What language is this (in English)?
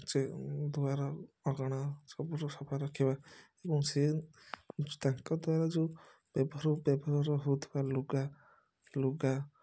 Odia